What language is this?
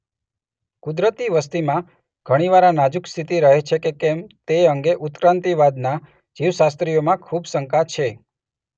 Gujarati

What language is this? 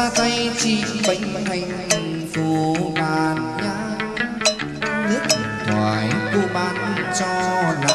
Vietnamese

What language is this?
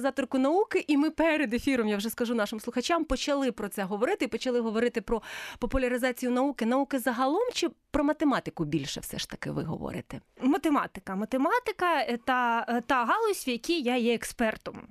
Ukrainian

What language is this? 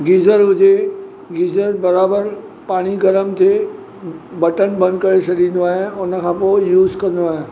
Sindhi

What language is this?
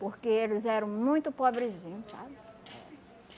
Portuguese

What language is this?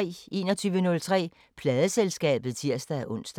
Danish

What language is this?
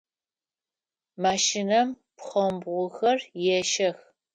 Adyghe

